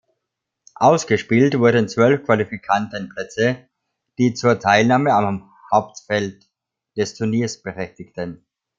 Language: German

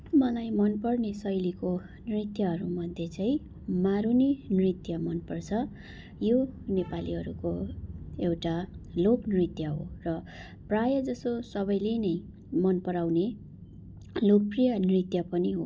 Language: Nepali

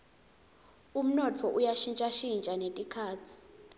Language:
Swati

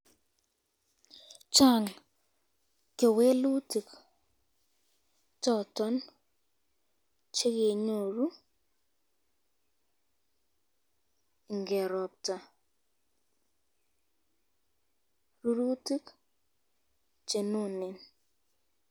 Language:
Kalenjin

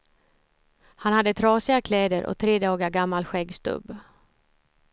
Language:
Swedish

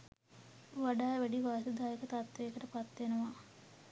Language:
Sinhala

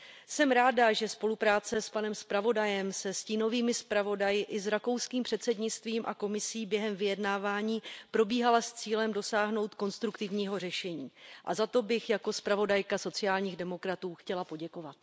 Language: Czech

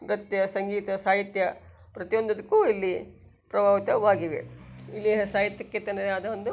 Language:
Kannada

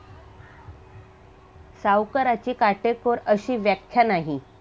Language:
Marathi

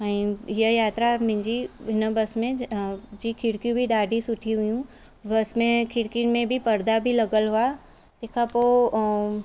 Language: Sindhi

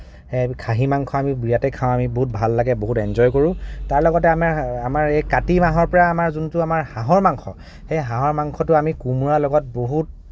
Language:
Assamese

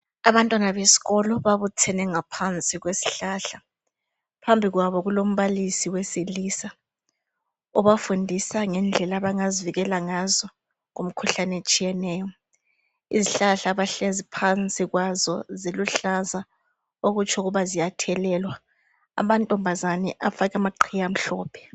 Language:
North Ndebele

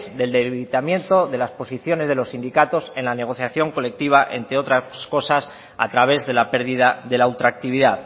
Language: Spanish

